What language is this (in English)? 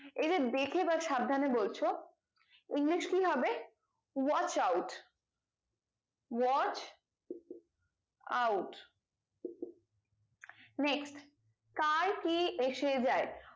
Bangla